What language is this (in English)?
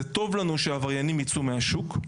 Hebrew